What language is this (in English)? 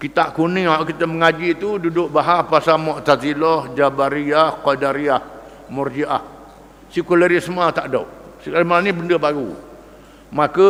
Malay